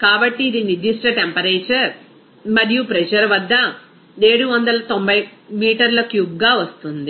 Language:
Telugu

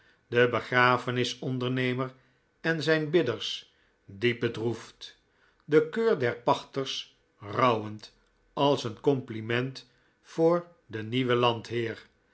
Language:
Dutch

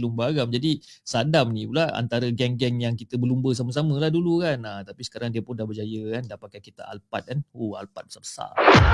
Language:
Malay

